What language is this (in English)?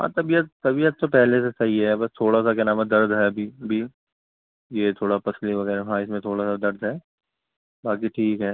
Urdu